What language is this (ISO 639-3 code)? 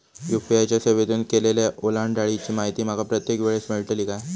mar